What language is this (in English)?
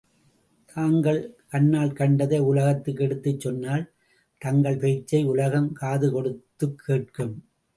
Tamil